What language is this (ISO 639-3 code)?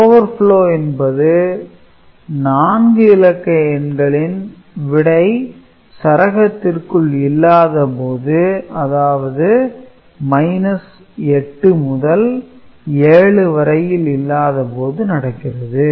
tam